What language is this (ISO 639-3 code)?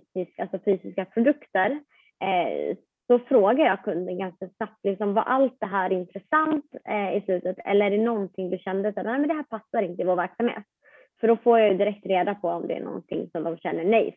swe